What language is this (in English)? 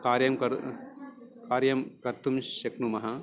Sanskrit